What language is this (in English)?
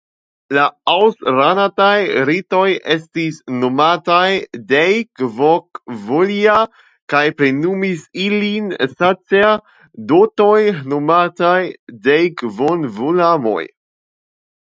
Esperanto